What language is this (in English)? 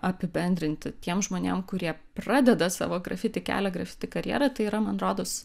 Lithuanian